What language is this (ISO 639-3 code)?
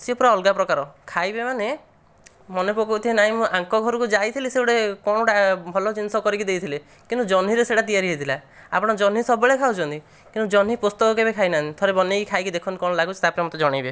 ori